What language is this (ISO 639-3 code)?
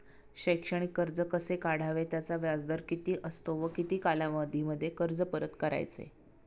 mar